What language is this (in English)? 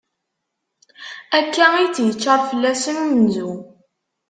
Kabyle